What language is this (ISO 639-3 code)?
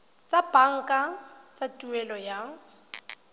tsn